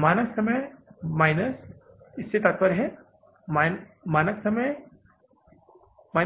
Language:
Hindi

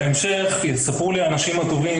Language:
Hebrew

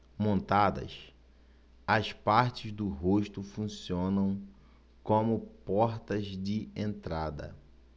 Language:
Portuguese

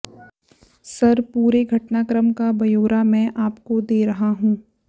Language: Hindi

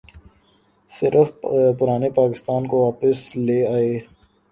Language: Urdu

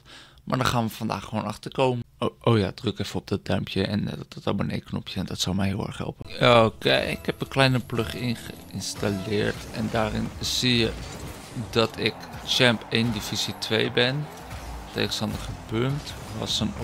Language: Dutch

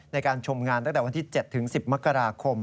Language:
Thai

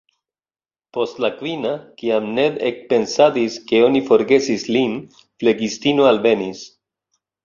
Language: Esperanto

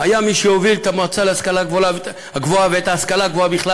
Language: Hebrew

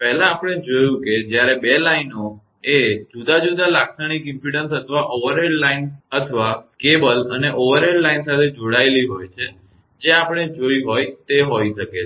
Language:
Gujarati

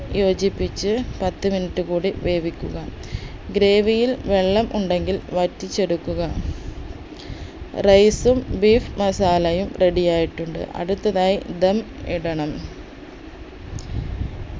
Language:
Malayalam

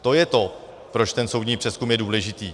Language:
Czech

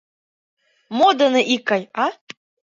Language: Mari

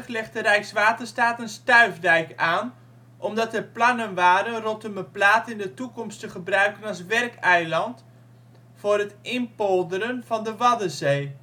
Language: Dutch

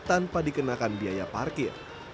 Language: Indonesian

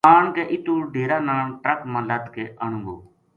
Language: Gujari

